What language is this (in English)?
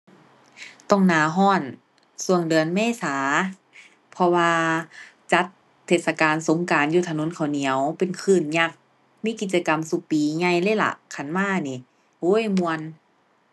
Thai